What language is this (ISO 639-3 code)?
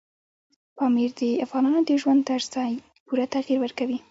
pus